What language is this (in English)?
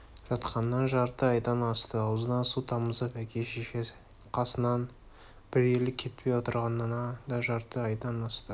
Kazakh